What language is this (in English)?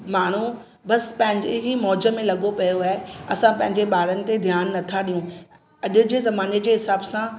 Sindhi